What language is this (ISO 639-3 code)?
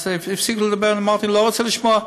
heb